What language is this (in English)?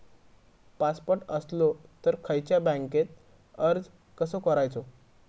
Marathi